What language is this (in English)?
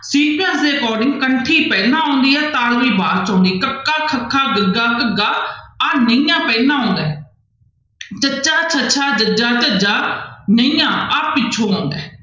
Punjabi